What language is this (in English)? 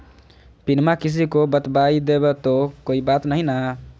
Magahi